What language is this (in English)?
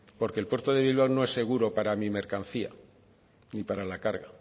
Spanish